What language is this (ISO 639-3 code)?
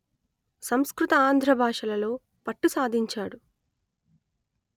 tel